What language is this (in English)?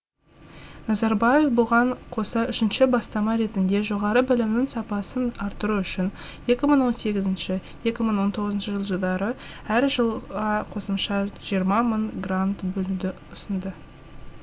Kazakh